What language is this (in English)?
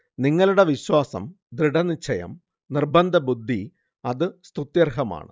Malayalam